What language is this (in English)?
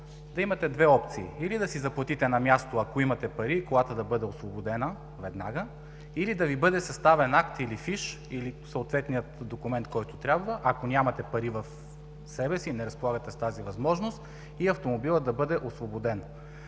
Bulgarian